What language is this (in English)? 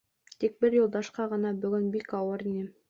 Bashkir